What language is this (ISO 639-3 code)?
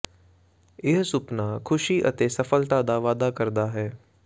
pan